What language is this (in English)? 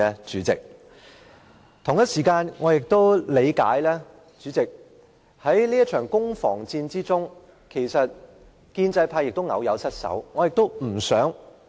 Cantonese